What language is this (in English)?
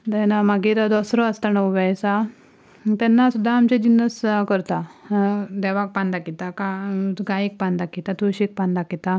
Konkani